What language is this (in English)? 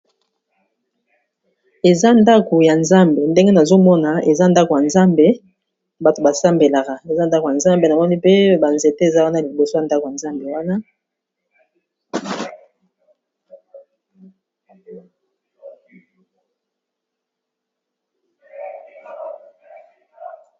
Lingala